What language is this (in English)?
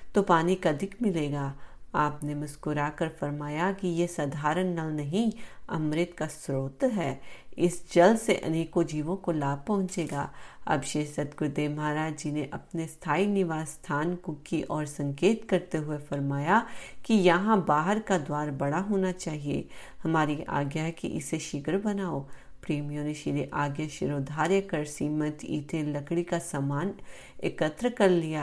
Hindi